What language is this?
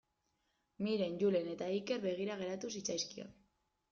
Basque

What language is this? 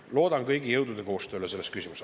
Estonian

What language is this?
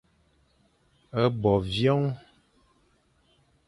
Fang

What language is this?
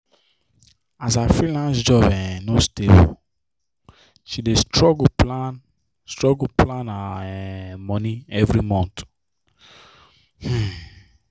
Nigerian Pidgin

